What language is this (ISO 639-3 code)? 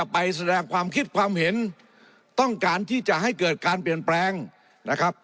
tha